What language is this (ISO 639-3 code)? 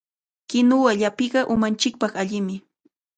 qvl